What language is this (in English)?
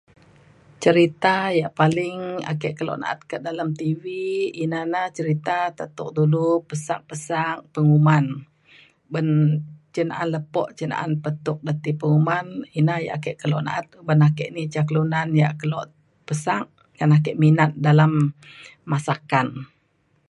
Mainstream Kenyah